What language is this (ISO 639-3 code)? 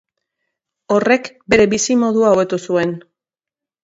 eus